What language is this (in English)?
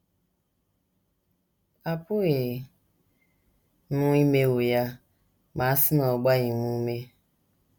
Igbo